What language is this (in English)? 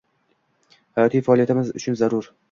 Uzbek